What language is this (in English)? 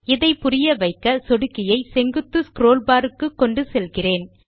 Tamil